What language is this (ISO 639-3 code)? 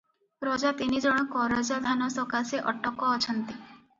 ori